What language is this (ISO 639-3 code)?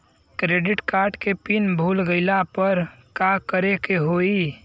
bho